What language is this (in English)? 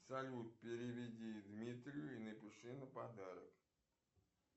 Russian